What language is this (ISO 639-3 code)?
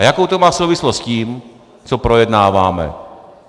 ces